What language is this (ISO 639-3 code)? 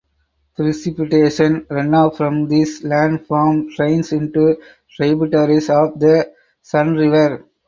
eng